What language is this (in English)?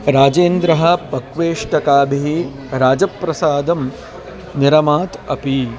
Sanskrit